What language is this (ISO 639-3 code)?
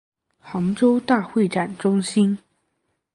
zho